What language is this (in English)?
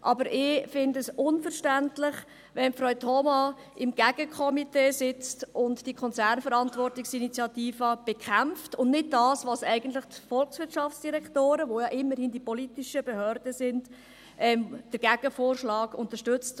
Swiss German